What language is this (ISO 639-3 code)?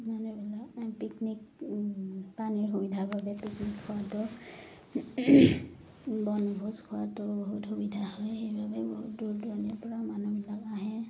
asm